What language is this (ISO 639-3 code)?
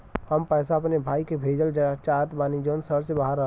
bho